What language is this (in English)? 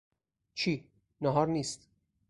Persian